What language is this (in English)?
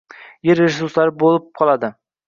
Uzbek